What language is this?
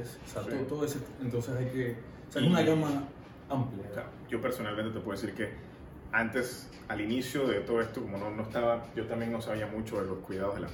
Spanish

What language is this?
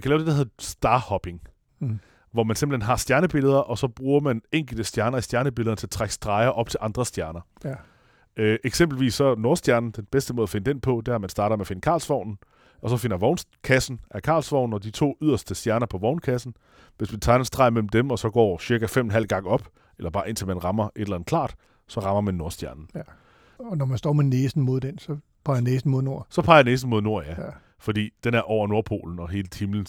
Danish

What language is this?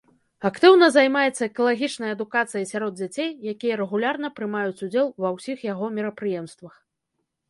Belarusian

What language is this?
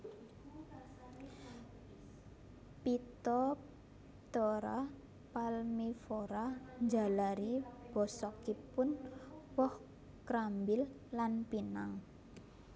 Javanese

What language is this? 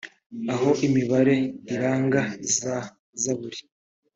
Kinyarwanda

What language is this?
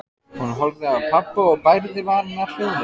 Icelandic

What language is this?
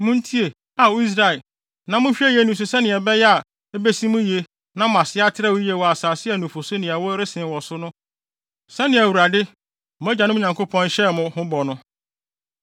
Akan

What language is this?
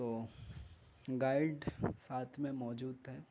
Urdu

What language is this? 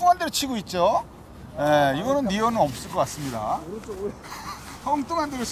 Korean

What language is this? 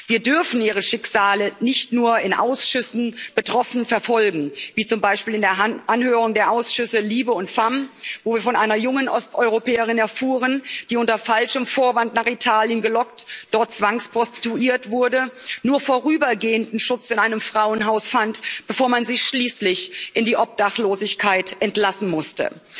German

